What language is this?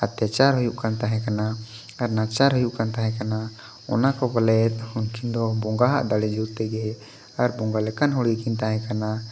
Santali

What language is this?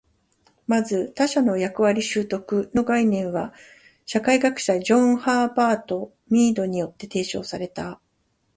Japanese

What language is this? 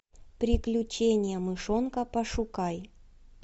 Russian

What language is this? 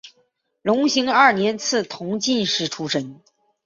Chinese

